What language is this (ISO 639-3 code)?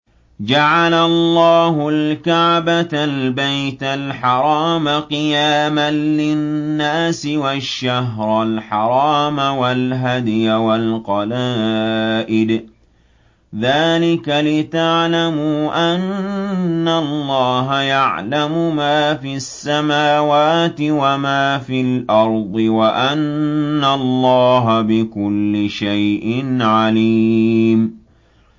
ara